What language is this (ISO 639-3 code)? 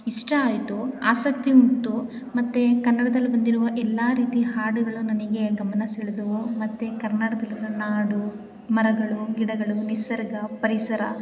kan